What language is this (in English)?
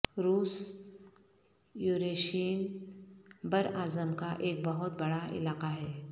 Urdu